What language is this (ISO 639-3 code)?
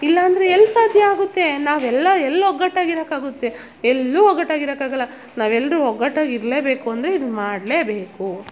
kan